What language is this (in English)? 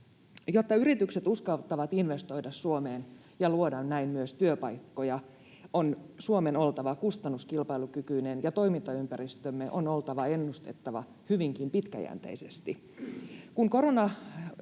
Finnish